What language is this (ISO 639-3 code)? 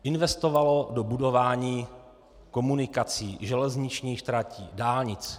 ces